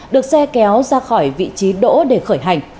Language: Vietnamese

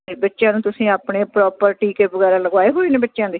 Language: Punjabi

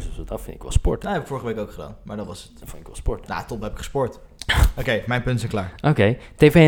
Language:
Dutch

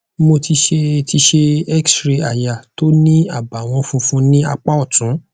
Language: Yoruba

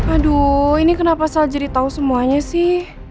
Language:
Indonesian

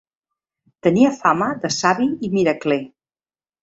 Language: Catalan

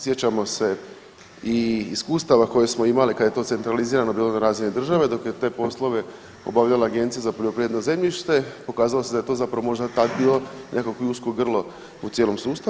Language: Croatian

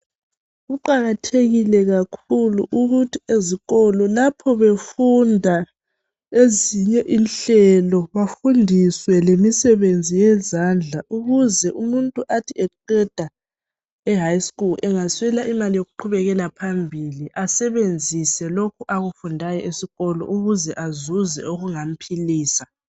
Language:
North Ndebele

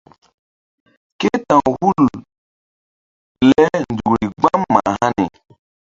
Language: Mbum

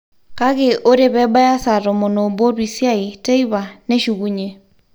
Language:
Masai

